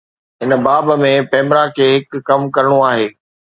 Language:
Sindhi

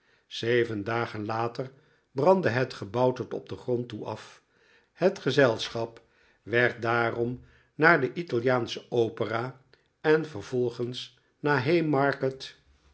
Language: Dutch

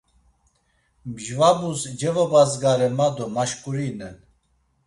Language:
Laz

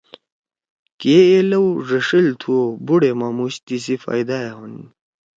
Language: Torwali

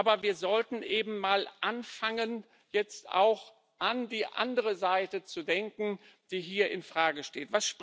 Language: German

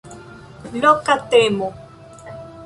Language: Esperanto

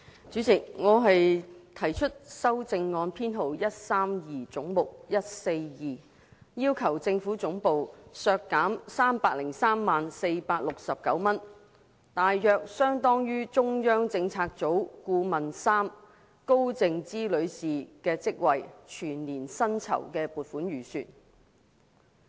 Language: Cantonese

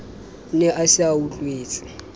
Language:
Southern Sotho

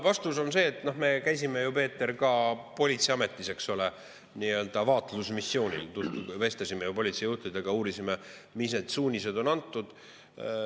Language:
Estonian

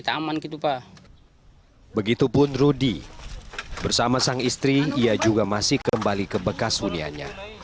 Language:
Indonesian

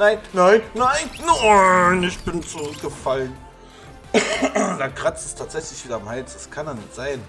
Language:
German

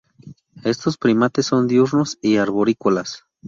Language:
Spanish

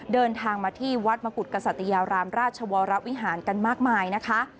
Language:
Thai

